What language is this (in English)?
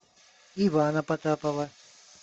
Russian